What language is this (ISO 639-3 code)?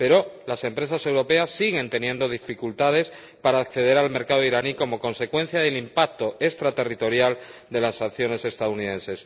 spa